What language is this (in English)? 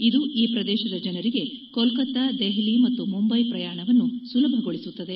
Kannada